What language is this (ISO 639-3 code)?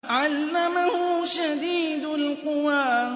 ara